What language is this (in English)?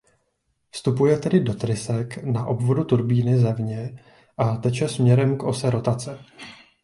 Czech